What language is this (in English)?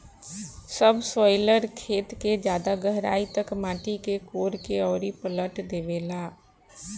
Bhojpuri